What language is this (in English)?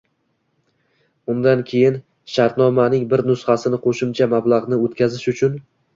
Uzbek